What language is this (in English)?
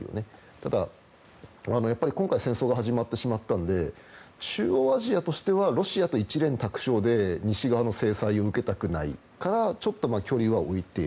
Japanese